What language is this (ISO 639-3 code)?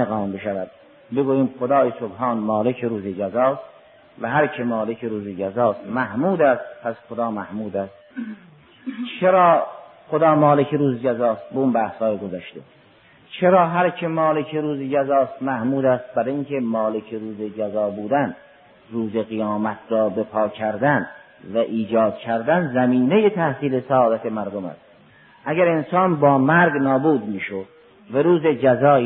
fas